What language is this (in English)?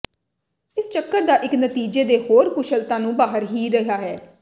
Punjabi